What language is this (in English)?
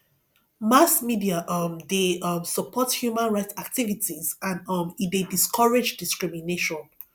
Nigerian Pidgin